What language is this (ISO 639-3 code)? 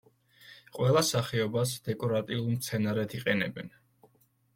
kat